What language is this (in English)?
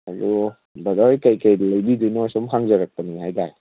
Manipuri